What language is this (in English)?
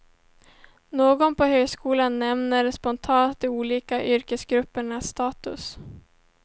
Swedish